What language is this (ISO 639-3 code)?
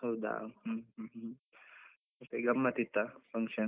kan